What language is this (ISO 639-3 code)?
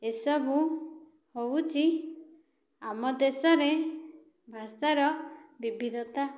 ori